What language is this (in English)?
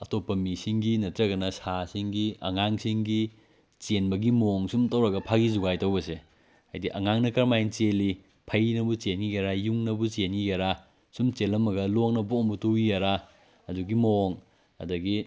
Manipuri